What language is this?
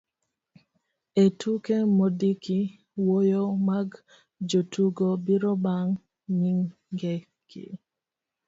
Luo (Kenya and Tanzania)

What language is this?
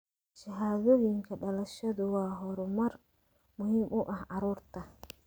Somali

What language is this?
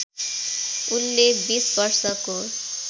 Nepali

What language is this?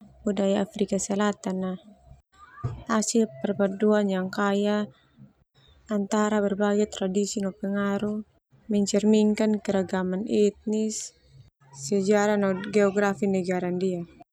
Termanu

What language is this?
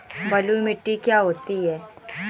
Hindi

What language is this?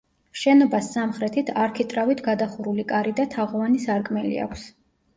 Georgian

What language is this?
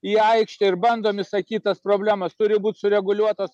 Lithuanian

